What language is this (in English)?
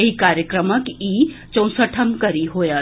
Maithili